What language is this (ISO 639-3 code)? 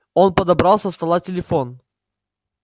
rus